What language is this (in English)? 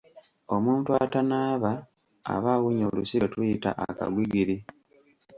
Ganda